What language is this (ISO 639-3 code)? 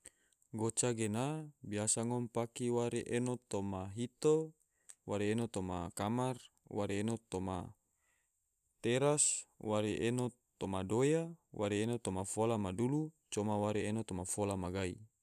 tvo